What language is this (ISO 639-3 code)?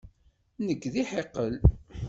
kab